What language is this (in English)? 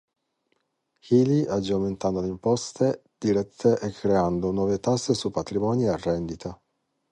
Italian